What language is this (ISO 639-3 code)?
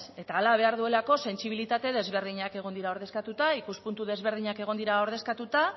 eus